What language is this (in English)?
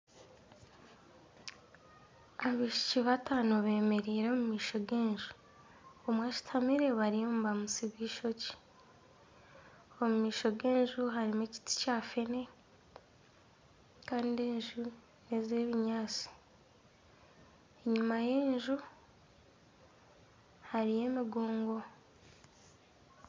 Nyankole